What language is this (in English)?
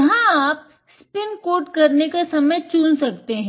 Hindi